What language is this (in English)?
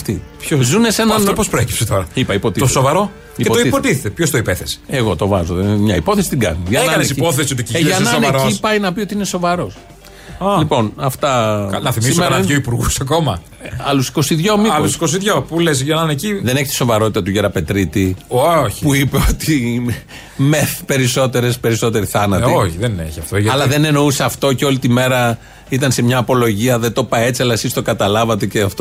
Greek